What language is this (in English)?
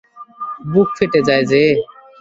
Bangla